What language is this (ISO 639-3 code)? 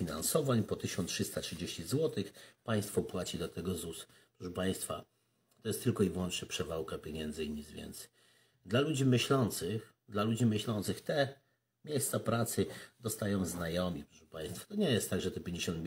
pol